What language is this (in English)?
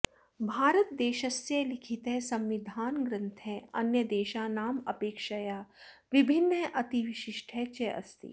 Sanskrit